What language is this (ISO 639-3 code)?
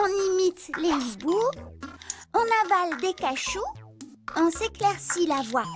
fra